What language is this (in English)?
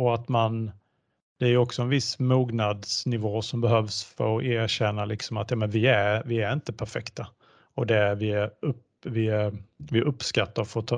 Swedish